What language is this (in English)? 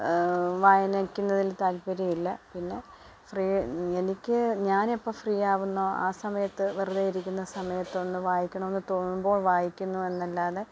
Malayalam